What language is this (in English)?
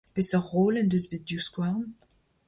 Breton